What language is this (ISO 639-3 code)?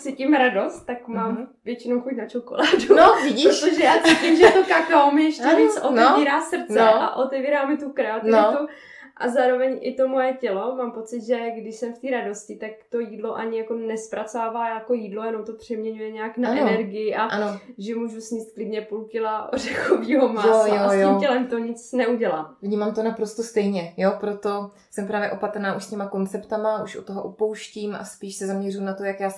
ces